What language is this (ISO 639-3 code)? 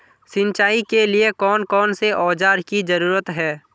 mag